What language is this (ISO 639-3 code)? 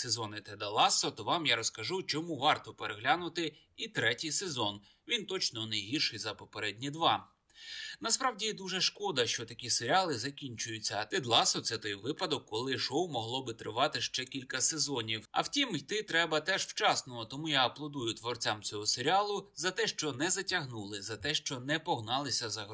ukr